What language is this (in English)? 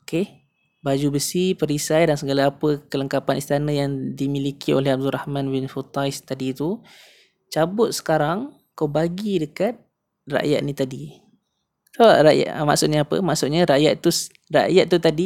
Malay